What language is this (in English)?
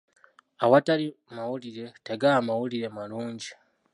Ganda